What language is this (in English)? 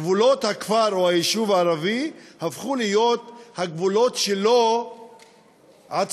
Hebrew